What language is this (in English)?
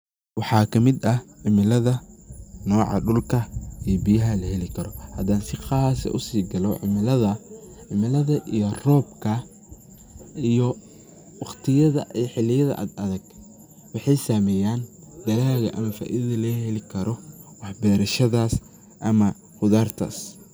Somali